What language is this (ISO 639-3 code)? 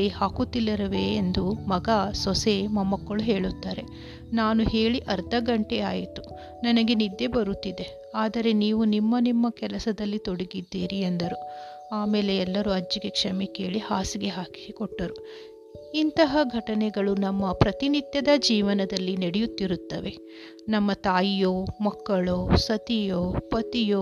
kan